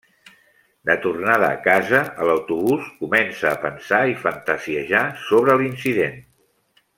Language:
Catalan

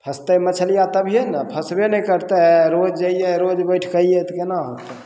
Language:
Maithili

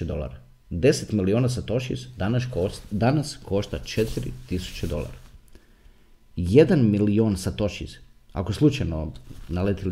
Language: Croatian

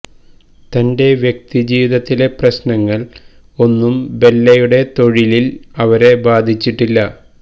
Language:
Malayalam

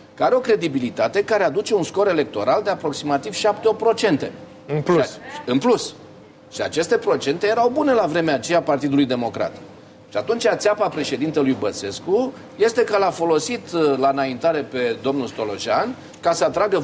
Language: Romanian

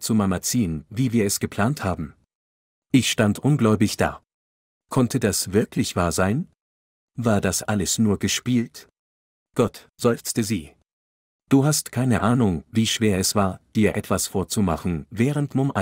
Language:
German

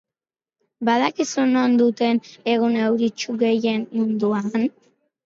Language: Basque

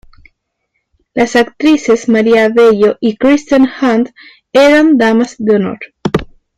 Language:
Spanish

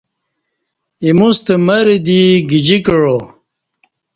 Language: Kati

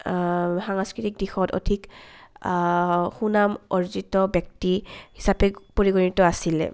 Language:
Assamese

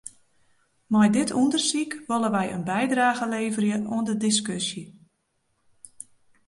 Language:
Western Frisian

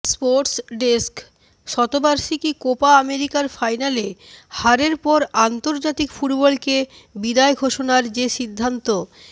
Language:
Bangla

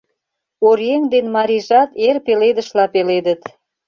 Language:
Mari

